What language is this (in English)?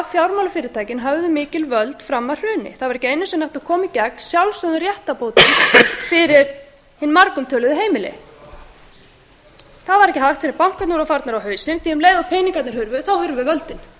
Icelandic